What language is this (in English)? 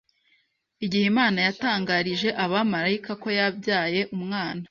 Kinyarwanda